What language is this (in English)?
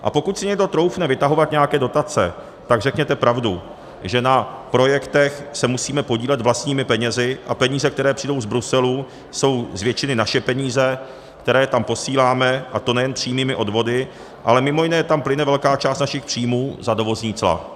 Czech